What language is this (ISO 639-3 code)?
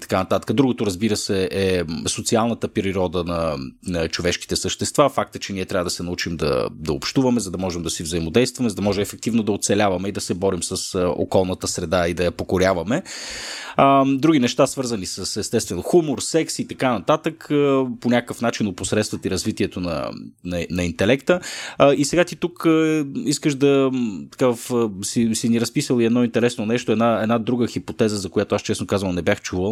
bul